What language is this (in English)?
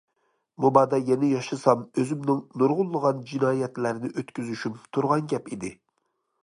Uyghur